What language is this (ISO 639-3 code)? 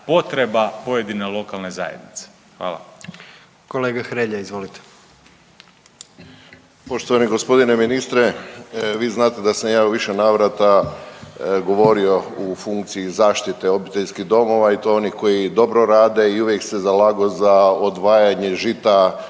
hrv